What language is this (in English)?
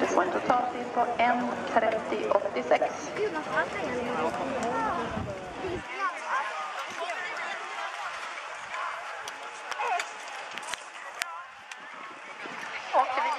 Swedish